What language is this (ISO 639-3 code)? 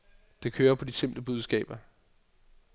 dan